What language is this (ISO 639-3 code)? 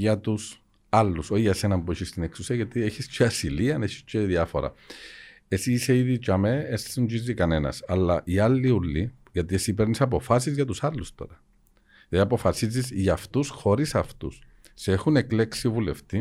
ell